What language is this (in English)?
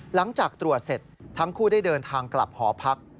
Thai